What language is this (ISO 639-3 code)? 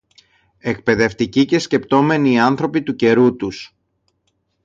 ell